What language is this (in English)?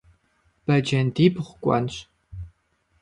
Kabardian